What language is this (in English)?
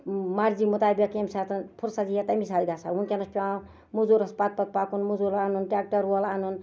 Kashmiri